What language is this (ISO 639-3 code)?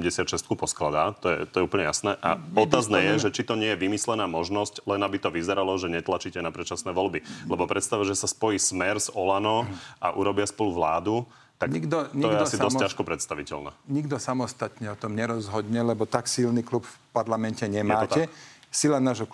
slk